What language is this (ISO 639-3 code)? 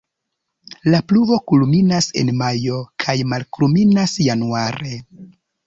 epo